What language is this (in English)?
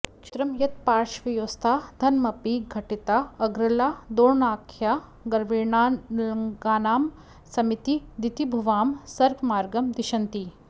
Sanskrit